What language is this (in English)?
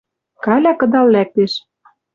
Western Mari